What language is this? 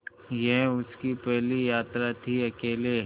Hindi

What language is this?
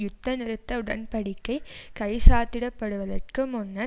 Tamil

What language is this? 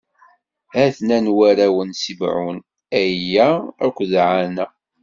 Kabyle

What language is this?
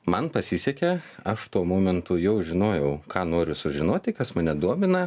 Lithuanian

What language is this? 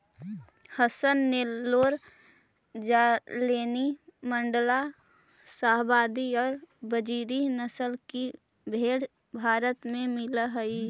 Magahi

